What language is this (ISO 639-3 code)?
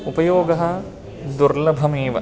san